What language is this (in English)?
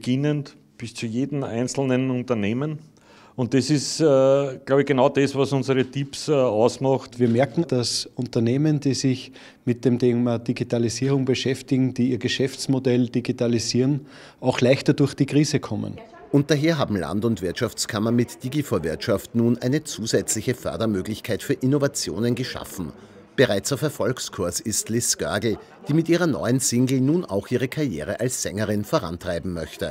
German